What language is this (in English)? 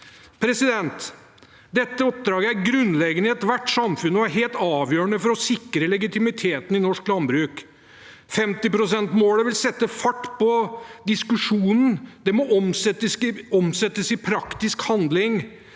Norwegian